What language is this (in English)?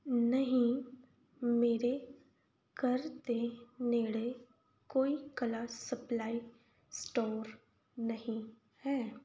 Punjabi